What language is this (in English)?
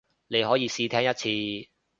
Cantonese